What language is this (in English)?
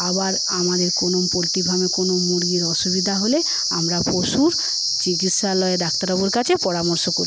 Bangla